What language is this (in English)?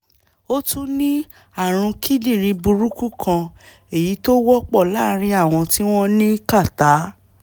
Yoruba